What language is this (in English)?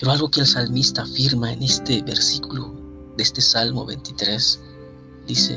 Spanish